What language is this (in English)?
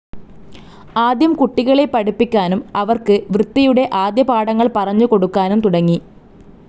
Malayalam